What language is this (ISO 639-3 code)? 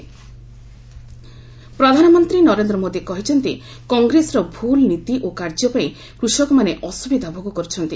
ori